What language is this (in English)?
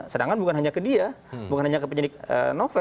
Indonesian